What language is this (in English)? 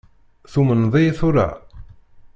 Kabyle